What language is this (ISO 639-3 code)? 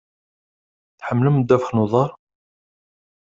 kab